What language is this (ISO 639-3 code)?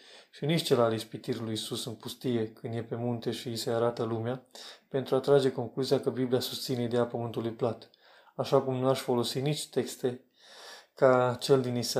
ron